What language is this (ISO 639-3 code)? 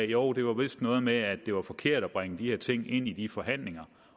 dan